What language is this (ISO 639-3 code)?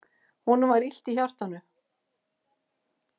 isl